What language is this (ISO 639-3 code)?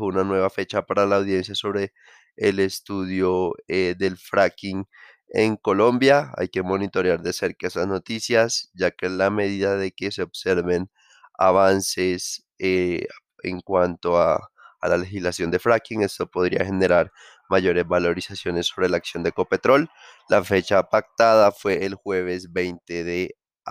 spa